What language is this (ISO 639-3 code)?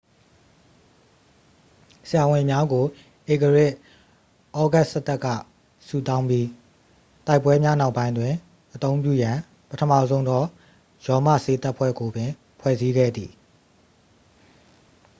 mya